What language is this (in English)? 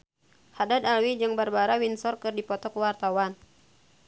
Sundanese